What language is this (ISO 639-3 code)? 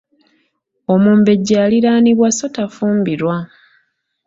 lug